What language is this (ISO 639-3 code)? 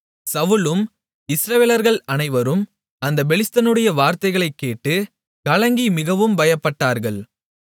tam